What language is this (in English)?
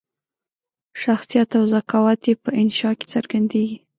Pashto